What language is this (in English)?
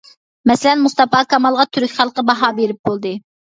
Uyghur